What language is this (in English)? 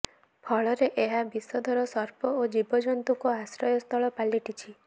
Odia